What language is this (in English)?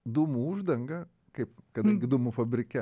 Lithuanian